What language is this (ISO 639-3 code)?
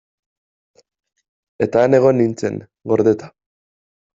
eus